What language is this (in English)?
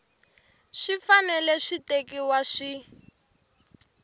Tsonga